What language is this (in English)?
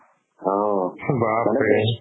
Assamese